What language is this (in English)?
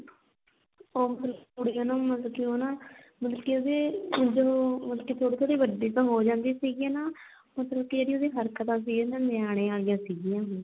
Punjabi